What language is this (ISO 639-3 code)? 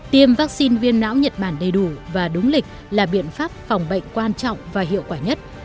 vie